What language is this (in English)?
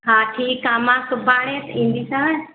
Sindhi